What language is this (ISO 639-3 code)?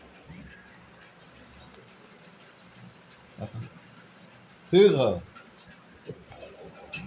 bho